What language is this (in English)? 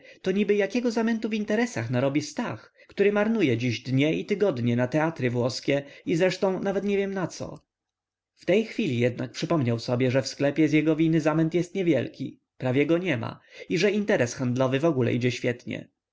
Polish